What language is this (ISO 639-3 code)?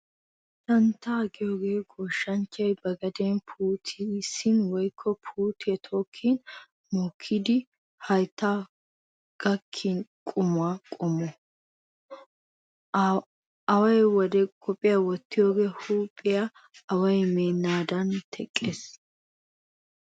wal